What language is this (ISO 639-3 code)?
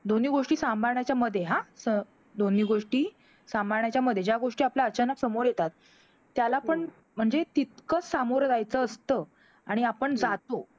mar